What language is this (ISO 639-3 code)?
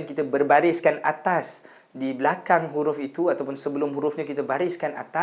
msa